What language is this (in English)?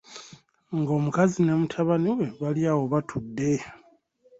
Ganda